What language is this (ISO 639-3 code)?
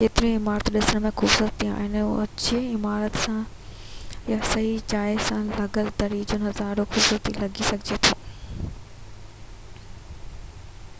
snd